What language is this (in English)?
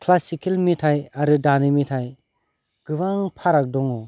Bodo